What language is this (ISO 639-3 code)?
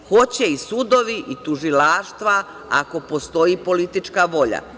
srp